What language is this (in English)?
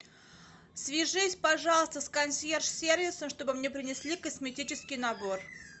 Russian